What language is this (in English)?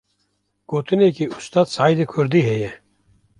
Kurdish